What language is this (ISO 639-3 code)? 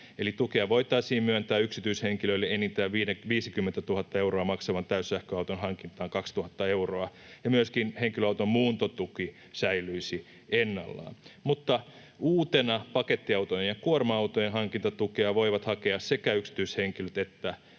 fin